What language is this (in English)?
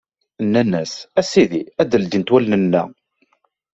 Kabyle